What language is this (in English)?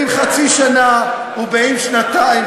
Hebrew